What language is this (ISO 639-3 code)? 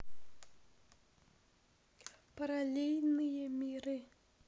rus